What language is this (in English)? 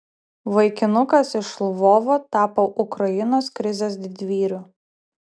Lithuanian